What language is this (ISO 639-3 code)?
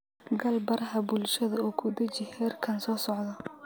som